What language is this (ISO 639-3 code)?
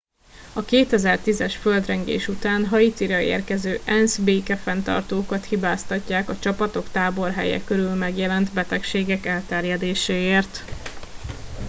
hun